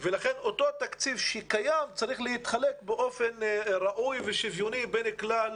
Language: Hebrew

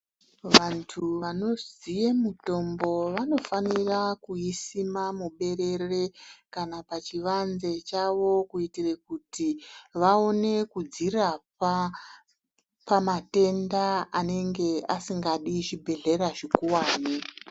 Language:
Ndau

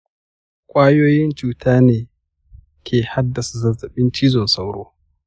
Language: Hausa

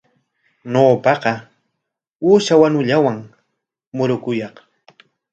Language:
Corongo Ancash Quechua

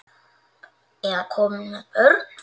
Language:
Icelandic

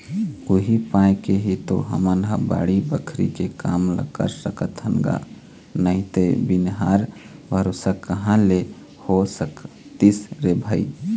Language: Chhattisgarhi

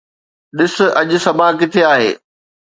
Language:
Sindhi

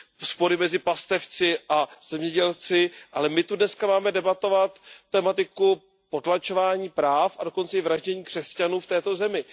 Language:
Czech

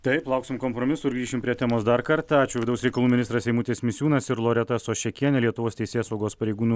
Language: Lithuanian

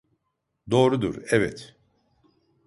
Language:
Turkish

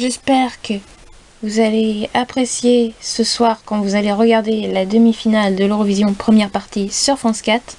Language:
French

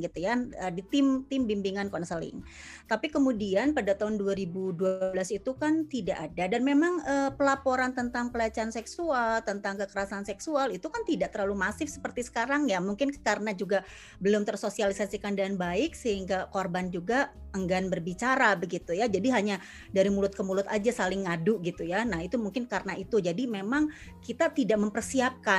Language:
Indonesian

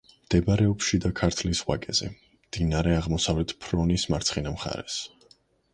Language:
Georgian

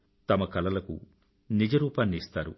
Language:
Telugu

